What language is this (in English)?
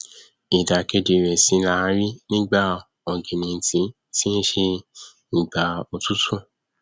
Yoruba